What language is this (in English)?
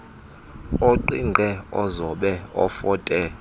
Xhosa